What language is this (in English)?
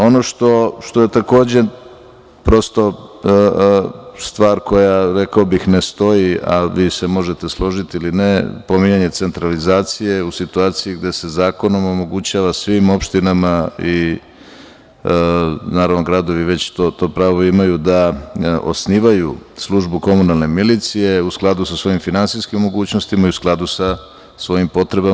Serbian